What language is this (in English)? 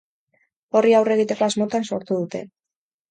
Basque